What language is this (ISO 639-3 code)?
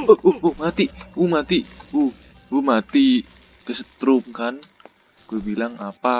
ind